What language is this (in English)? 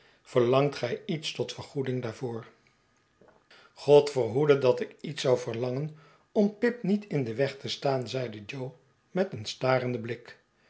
Dutch